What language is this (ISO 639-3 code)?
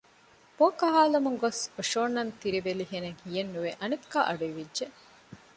div